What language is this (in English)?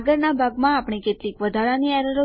Gujarati